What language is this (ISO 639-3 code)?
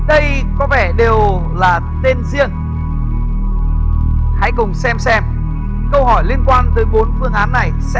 vie